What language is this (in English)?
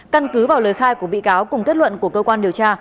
Vietnamese